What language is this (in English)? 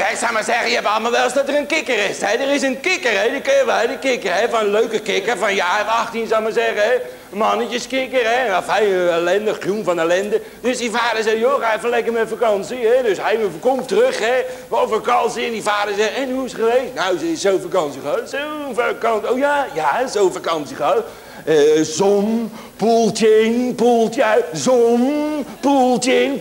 Dutch